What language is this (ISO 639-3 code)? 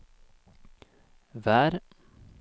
nor